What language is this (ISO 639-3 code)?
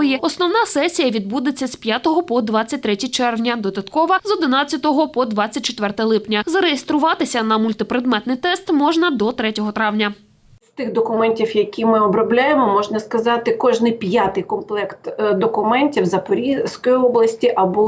ukr